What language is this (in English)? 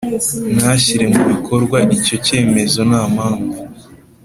Kinyarwanda